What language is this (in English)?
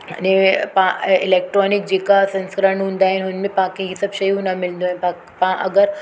Sindhi